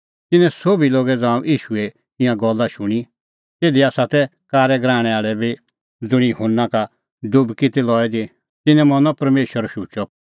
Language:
Kullu Pahari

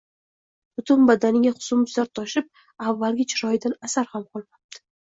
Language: Uzbek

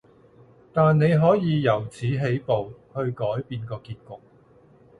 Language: Cantonese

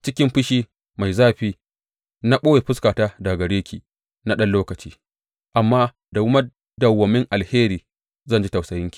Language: Hausa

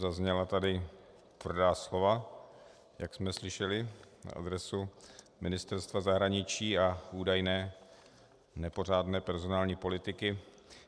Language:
Czech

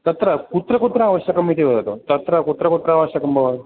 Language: Sanskrit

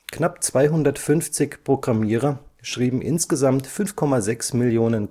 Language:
German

